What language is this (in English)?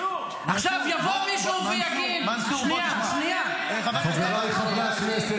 Hebrew